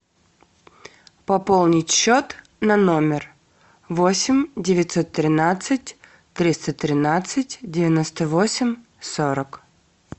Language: Russian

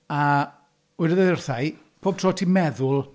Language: Welsh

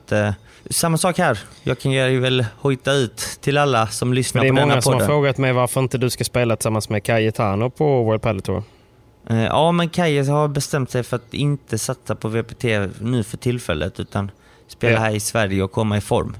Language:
Swedish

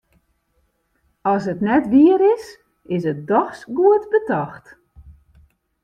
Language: Western Frisian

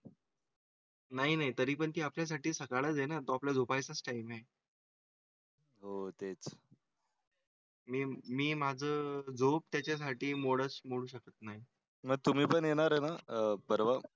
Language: Marathi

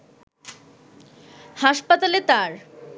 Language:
Bangla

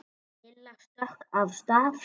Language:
Icelandic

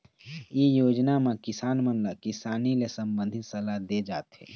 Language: Chhattisgarhi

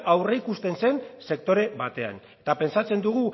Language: Basque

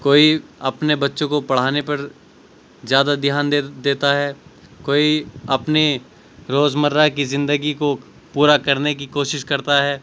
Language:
Urdu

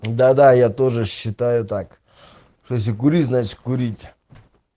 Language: Russian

